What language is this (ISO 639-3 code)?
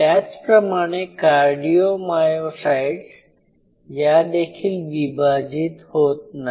mar